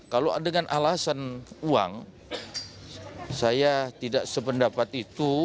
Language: Indonesian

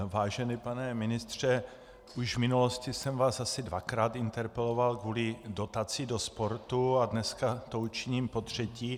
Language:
Czech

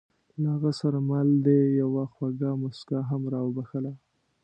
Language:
Pashto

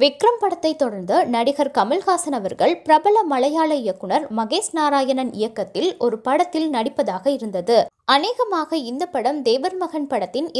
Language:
Hindi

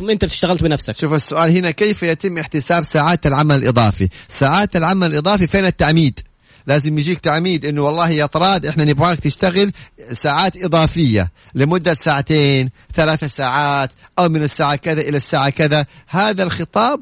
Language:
Arabic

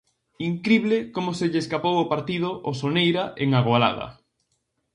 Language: Galician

